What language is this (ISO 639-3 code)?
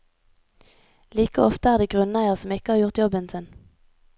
nor